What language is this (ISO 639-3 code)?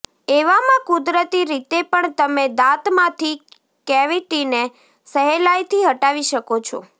guj